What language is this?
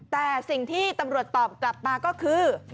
Thai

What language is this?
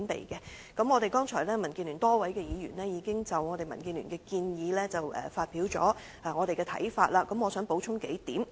Cantonese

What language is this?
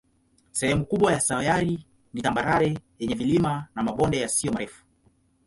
Swahili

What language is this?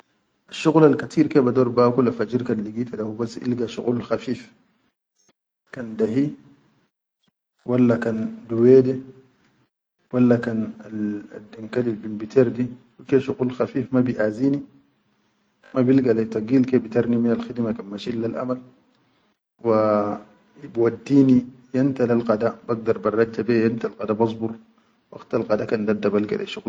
Chadian Arabic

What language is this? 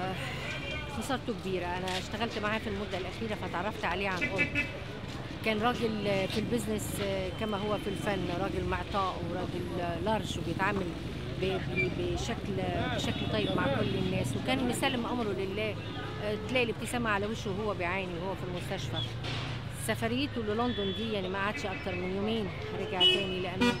Arabic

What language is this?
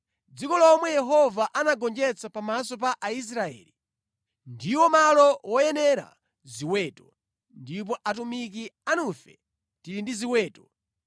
Nyanja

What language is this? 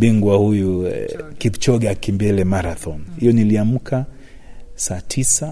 Swahili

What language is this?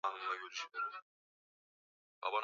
Swahili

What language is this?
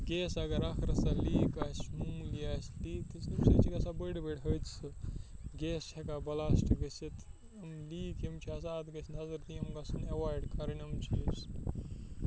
Kashmiri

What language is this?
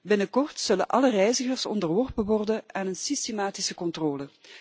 Dutch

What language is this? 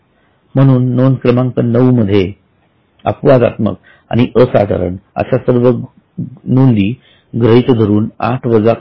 Marathi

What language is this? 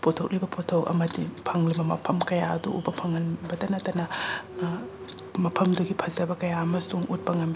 Manipuri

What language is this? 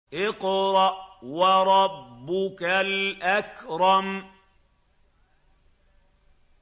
Arabic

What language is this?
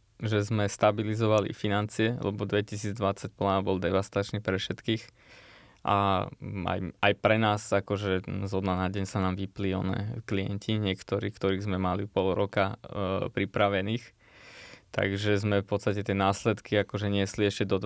Slovak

